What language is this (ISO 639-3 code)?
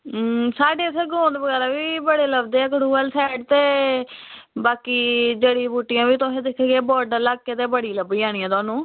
doi